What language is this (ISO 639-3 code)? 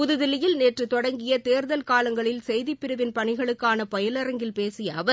tam